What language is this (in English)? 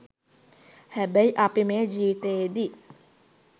Sinhala